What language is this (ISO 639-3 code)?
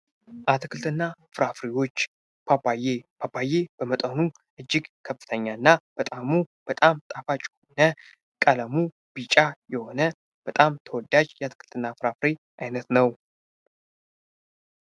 amh